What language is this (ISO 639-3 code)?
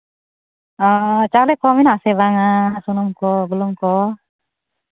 sat